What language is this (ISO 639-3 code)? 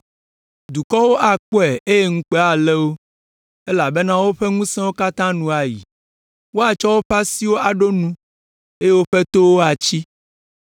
ewe